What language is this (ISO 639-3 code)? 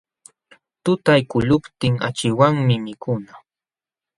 qxw